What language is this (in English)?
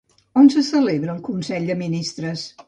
Catalan